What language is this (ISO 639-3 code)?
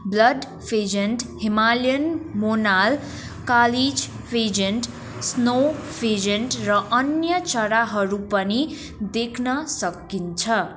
nep